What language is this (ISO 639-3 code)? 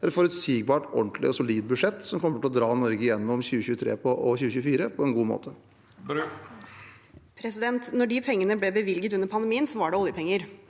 nor